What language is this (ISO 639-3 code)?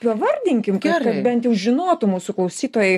lit